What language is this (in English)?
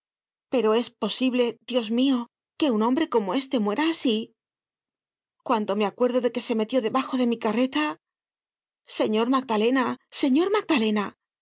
Spanish